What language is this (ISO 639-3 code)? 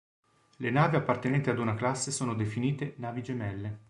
ita